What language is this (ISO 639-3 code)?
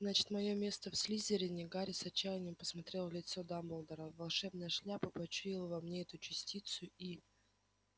rus